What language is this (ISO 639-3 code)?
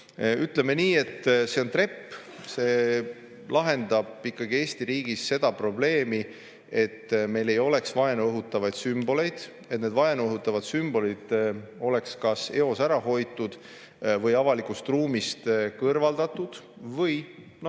est